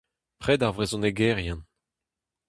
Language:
Breton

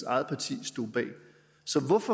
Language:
Danish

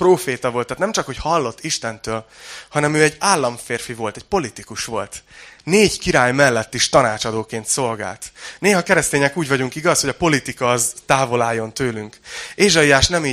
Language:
Hungarian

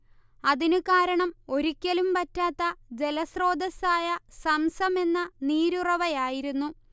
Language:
Malayalam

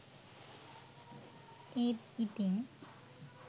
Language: Sinhala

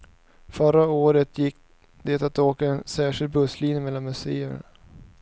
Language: Swedish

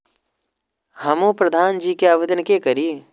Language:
Maithili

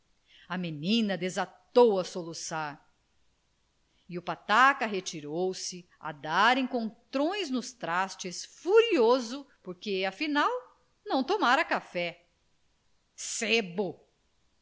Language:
Portuguese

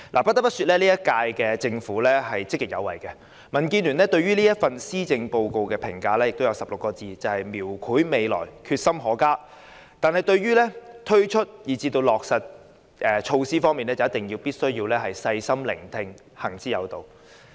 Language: Cantonese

